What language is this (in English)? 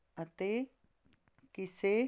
Punjabi